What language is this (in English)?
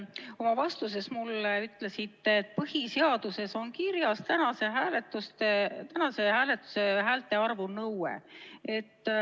Estonian